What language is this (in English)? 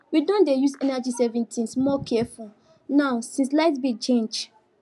Nigerian Pidgin